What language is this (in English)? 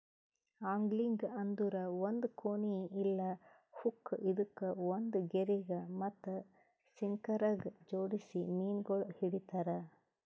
Kannada